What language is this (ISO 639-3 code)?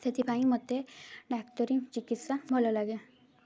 ori